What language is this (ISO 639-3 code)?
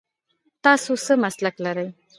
pus